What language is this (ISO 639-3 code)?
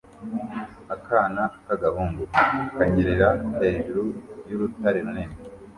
kin